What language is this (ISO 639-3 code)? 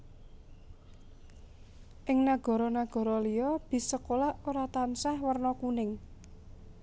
jav